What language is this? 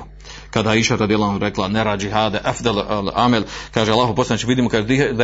Croatian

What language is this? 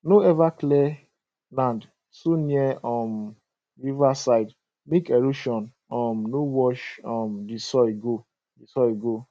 Nigerian Pidgin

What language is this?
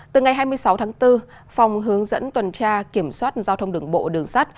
Vietnamese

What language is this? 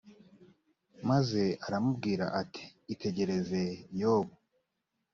Kinyarwanda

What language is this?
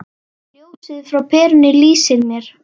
Icelandic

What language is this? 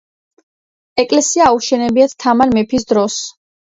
Georgian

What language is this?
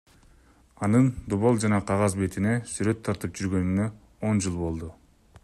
Kyrgyz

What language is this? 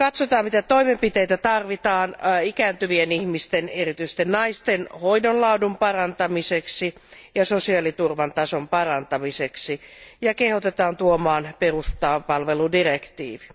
Finnish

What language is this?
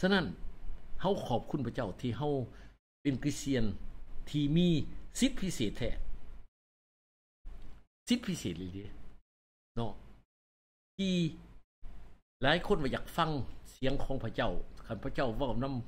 Thai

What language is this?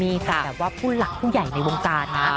Thai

